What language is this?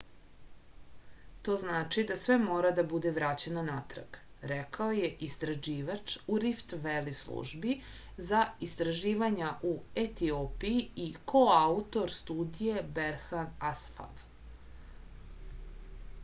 Serbian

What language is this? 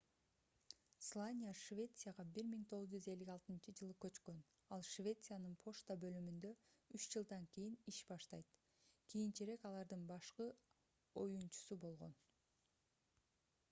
Kyrgyz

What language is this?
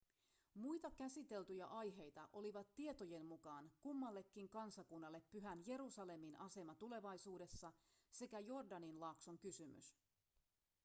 Finnish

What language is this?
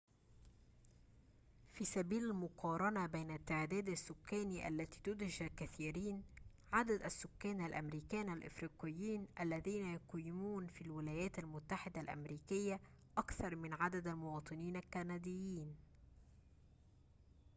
Arabic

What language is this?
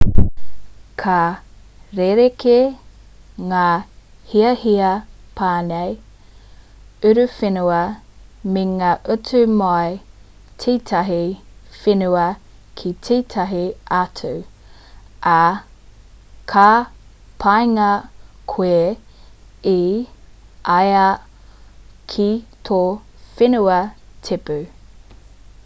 Māori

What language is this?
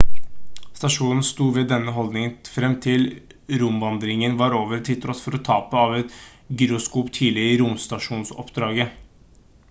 Norwegian Bokmål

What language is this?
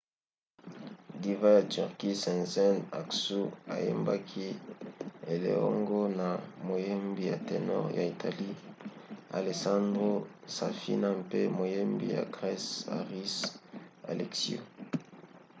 Lingala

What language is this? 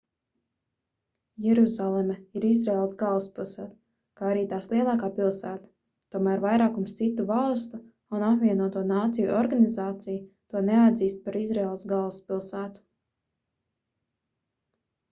Latvian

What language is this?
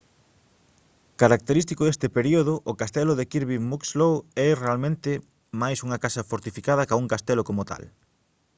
Galician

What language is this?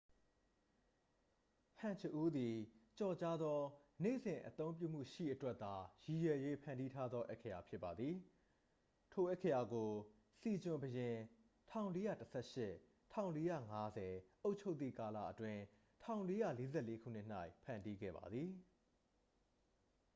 Burmese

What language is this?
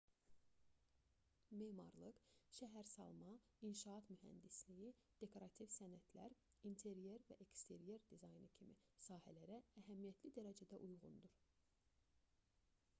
Azerbaijani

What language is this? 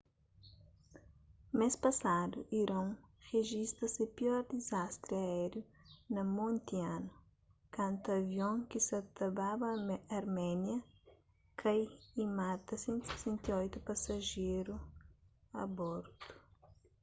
Kabuverdianu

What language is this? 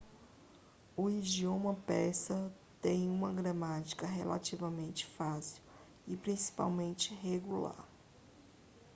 Portuguese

